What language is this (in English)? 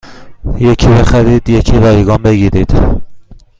Persian